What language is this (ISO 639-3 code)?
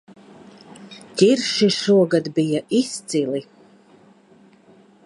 lav